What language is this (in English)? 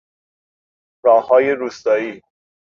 Persian